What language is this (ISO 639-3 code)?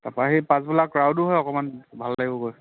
asm